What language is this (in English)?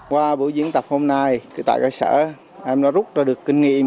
Vietnamese